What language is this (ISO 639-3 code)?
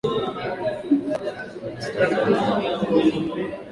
swa